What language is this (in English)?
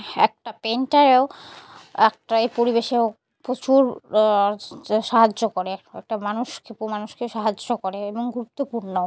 Bangla